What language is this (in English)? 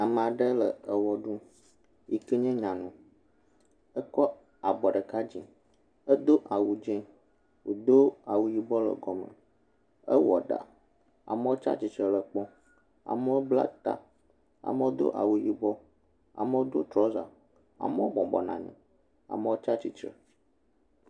Ewe